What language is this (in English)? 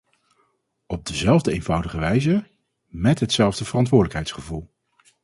Dutch